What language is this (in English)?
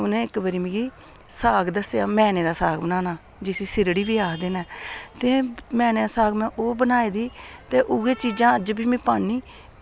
Dogri